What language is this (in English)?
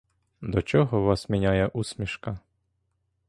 Ukrainian